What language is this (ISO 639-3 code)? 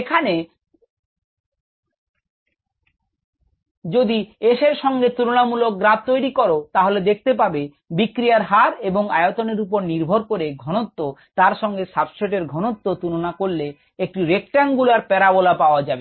ben